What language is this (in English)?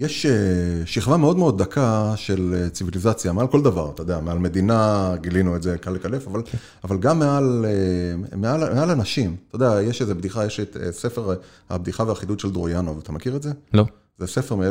Hebrew